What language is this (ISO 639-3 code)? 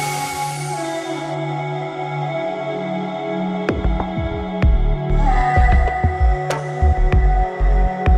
ell